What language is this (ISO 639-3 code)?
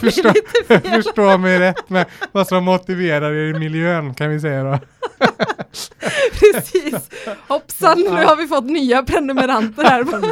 swe